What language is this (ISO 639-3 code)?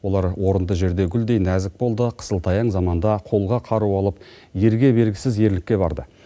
kaz